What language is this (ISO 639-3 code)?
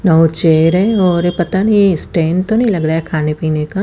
hin